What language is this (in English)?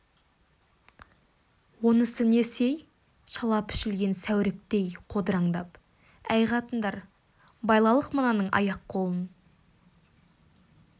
Kazakh